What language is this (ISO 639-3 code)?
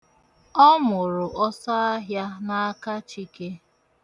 ibo